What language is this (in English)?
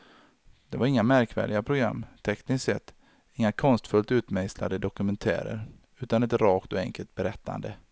Swedish